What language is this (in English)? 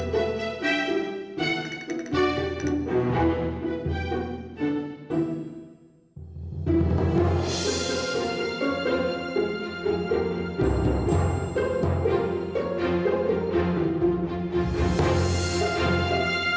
Indonesian